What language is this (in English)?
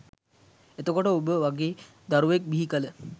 Sinhala